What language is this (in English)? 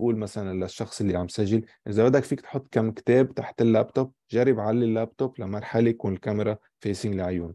Arabic